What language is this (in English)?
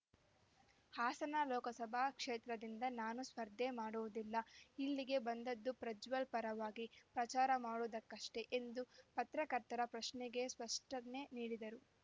Kannada